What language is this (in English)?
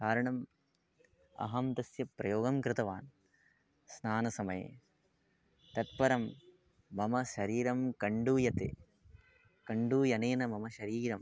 Sanskrit